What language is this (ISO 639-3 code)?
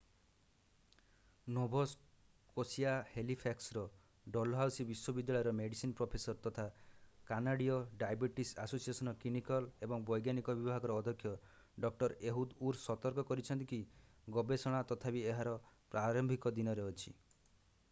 ori